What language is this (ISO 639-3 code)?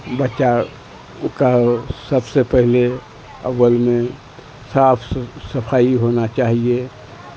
urd